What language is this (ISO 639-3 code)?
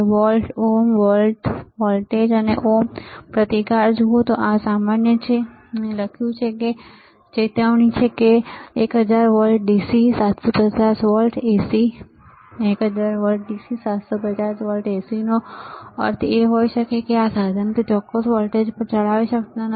guj